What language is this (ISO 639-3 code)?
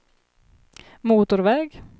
swe